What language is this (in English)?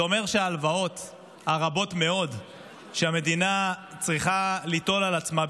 Hebrew